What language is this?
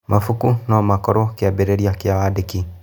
Kikuyu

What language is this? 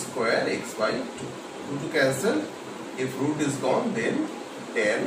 English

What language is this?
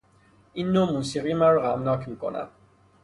Persian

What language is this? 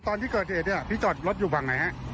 Thai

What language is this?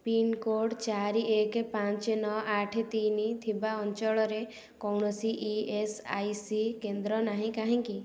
Odia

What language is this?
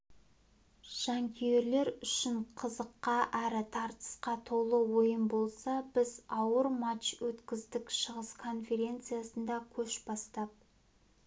Kazakh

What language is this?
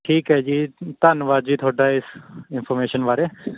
Punjabi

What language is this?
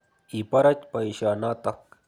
Kalenjin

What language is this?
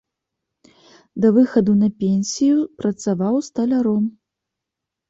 Belarusian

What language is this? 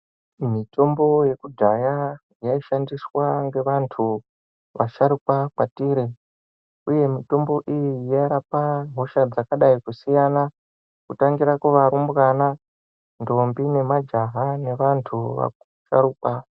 Ndau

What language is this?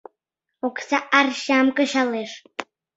Mari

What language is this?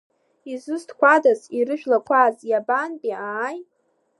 Abkhazian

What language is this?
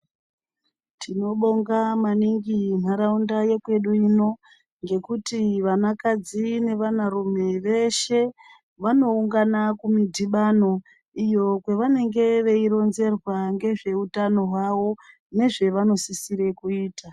Ndau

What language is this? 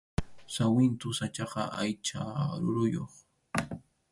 Arequipa-La Unión Quechua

